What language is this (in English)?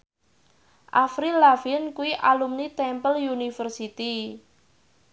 Javanese